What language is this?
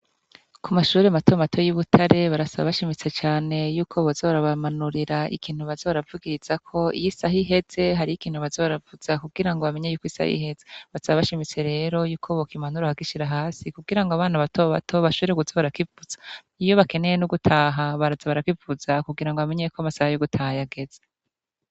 Rundi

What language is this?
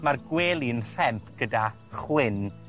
Welsh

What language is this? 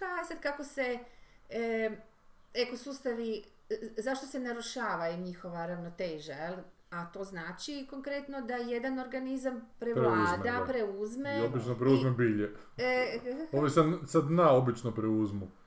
Croatian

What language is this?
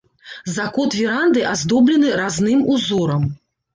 Belarusian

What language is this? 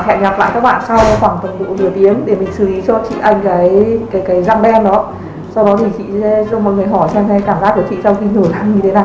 Vietnamese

